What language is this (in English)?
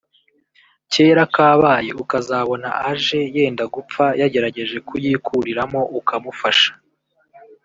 Kinyarwanda